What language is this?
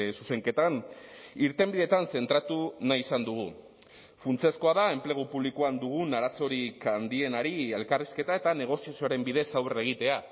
Basque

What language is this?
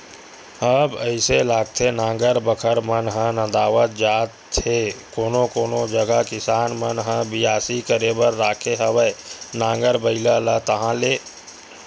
Chhattisgarhi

